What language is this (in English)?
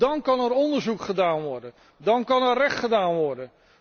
Dutch